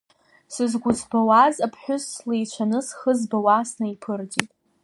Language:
Abkhazian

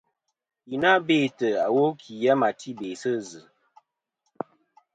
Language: Kom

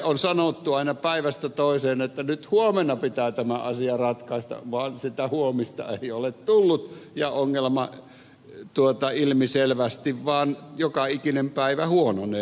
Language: Finnish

